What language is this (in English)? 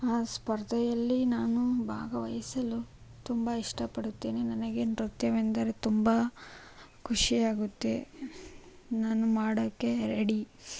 Kannada